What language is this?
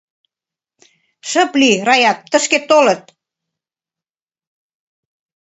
Mari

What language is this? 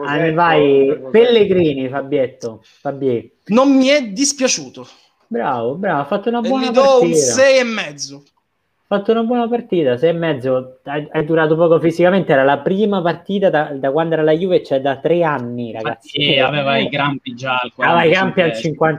Italian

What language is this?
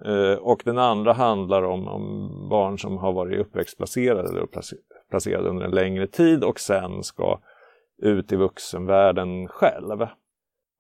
Swedish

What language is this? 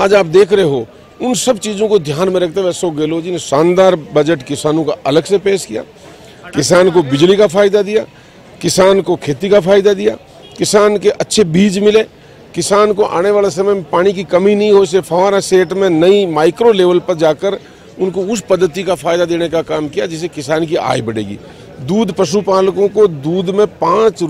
Hindi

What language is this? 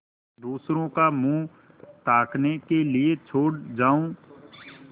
Hindi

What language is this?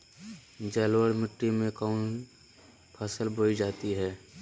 Magahi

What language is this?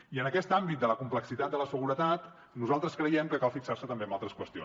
Catalan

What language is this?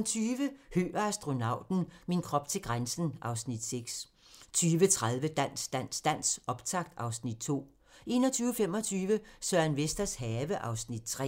Danish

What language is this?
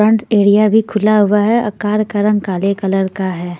Hindi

